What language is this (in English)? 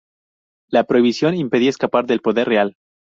Spanish